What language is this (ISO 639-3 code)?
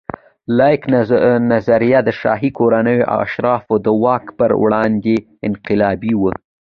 pus